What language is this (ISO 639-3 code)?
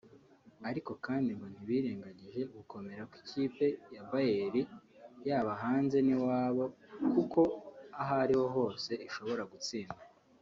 kin